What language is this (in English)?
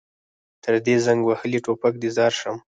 Pashto